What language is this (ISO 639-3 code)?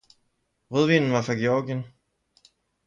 dan